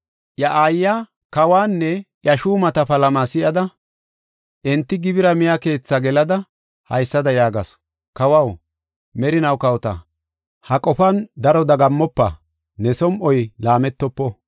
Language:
Gofa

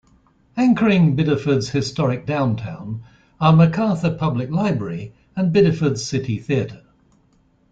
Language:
English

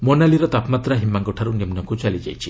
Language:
Odia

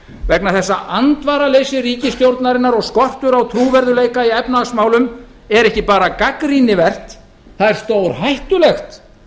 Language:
Icelandic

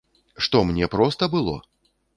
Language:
Belarusian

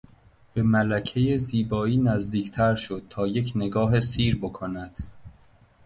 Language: Persian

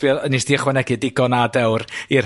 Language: Welsh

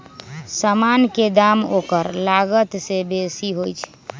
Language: Magahi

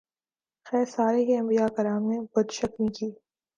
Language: Urdu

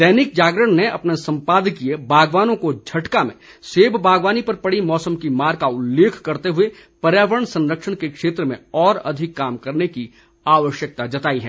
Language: Hindi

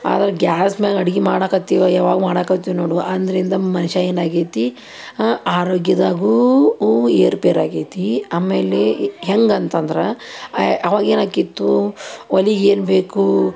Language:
Kannada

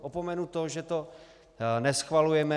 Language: Czech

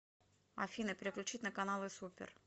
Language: Russian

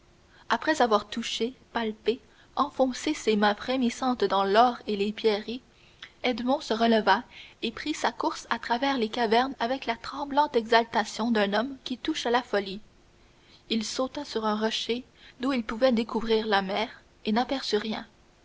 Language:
French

